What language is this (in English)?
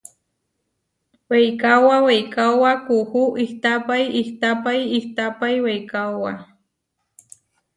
Huarijio